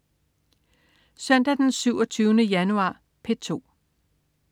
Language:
Danish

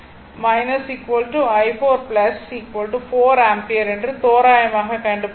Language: Tamil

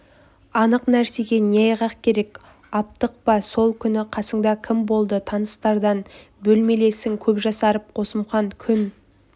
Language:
Kazakh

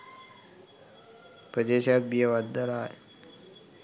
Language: Sinhala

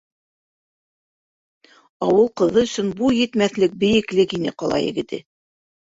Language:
Bashkir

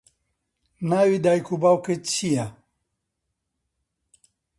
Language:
Central Kurdish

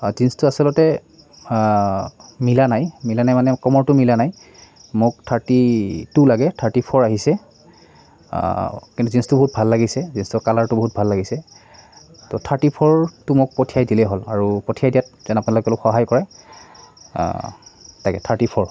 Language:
Assamese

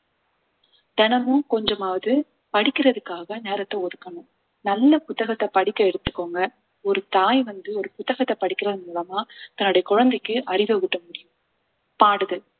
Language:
Tamil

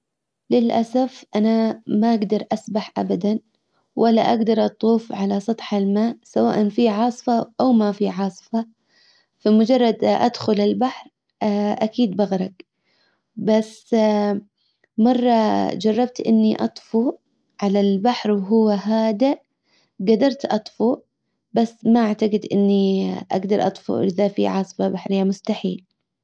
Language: Hijazi Arabic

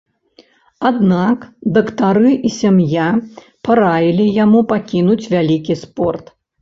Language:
Belarusian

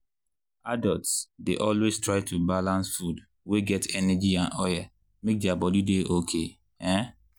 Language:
Nigerian Pidgin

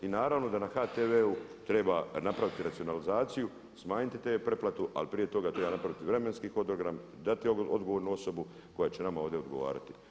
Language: Croatian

